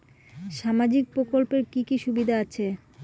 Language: Bangla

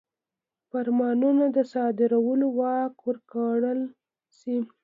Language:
Pashto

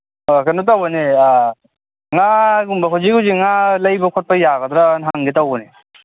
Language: Manipuri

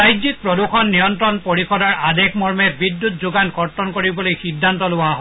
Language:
Assamese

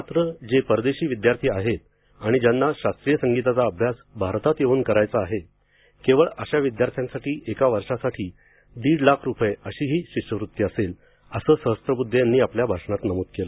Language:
Marathi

